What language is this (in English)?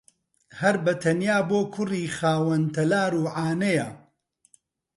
Central Kurdish